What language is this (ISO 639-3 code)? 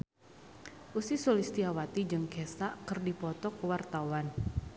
sun